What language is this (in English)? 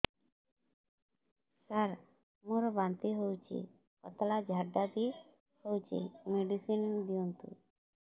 Odia